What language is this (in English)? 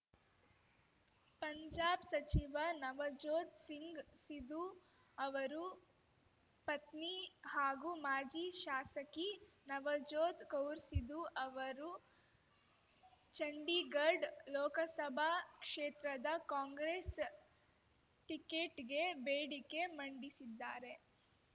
Kannada